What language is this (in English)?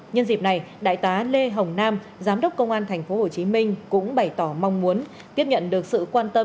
Vietnamese